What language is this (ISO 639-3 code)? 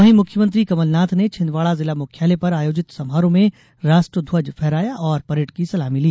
hin